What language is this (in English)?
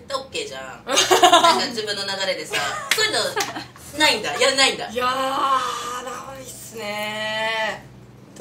Japanese